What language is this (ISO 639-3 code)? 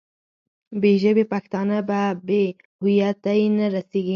pus